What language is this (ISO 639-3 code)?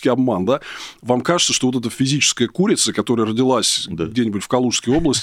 rus